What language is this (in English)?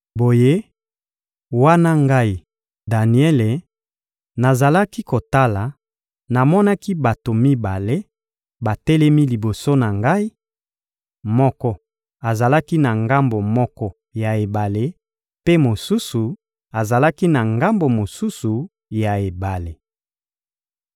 Lingala